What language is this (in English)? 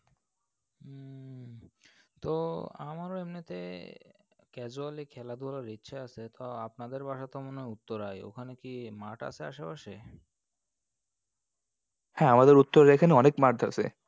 Bangla